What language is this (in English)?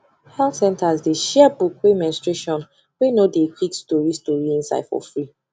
Nigerian Pidgin